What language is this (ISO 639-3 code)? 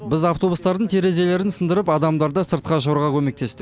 kaz